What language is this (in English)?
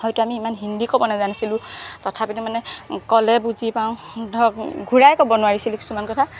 Assamese